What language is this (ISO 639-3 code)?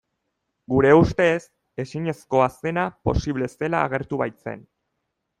eus